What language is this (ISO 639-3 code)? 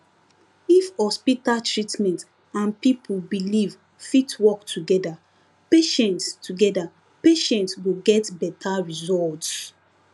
pcm